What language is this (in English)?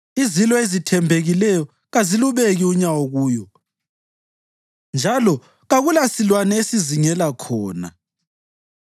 North Ndebele